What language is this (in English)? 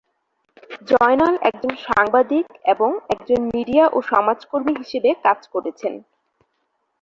Bangla